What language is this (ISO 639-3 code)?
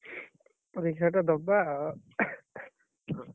ori